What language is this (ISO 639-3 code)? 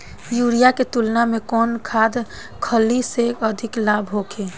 bho